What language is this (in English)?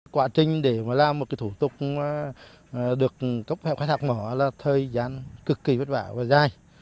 Vietnamese